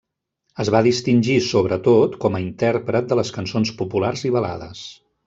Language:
Catalan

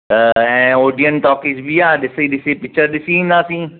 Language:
Sindhi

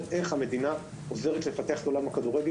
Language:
Hebrew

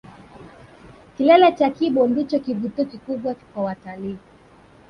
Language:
Swahili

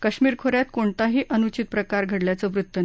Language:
Marathi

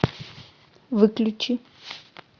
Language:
Russian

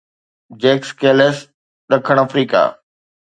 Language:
Sindhi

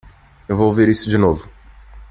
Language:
Portuguese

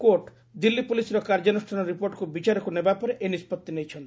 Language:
Odia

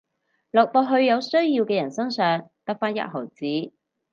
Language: Cantonese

